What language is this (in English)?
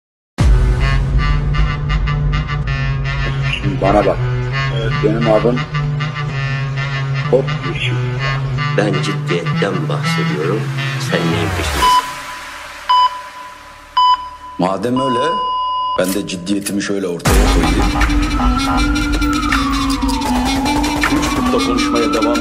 Turkish